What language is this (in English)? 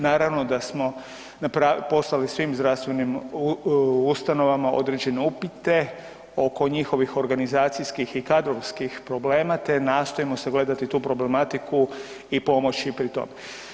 Croatian